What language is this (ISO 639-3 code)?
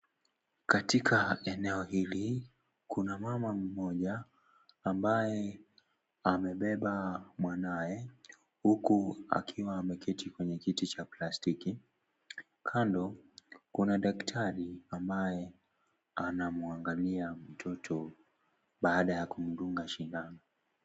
swa